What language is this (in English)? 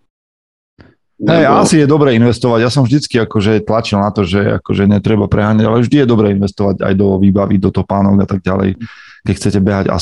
Slovak